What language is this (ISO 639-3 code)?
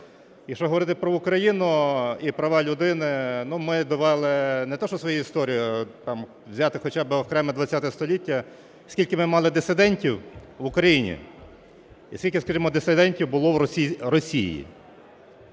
ukr